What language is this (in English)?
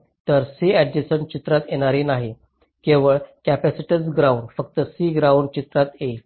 Marathi